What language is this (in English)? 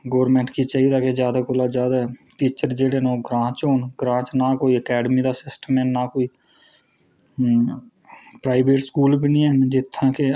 Dogri